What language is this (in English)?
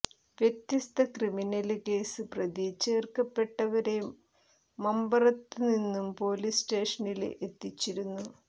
Malayalam